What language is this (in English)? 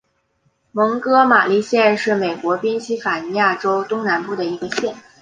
Chinese